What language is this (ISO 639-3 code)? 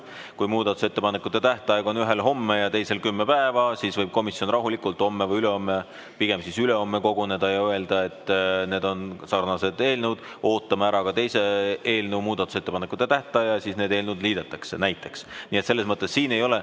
est